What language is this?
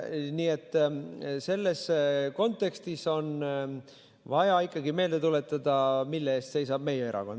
Estonian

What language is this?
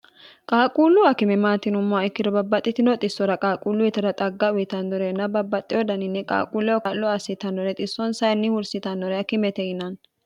Sidamo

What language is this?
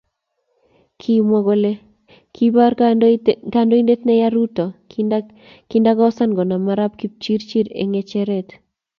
Kalenjin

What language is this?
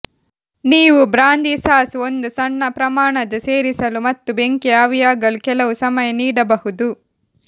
Kannada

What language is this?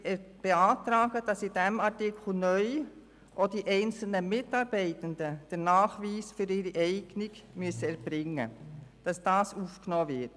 Swiss German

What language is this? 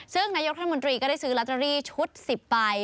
Thai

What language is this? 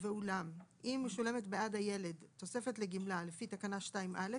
Hebrew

